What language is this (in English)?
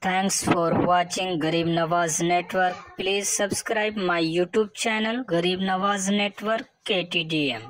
Arabic